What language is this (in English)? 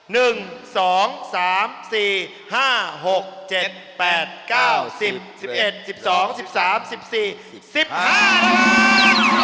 Thai